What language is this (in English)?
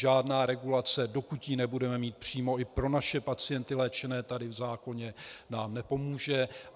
Czech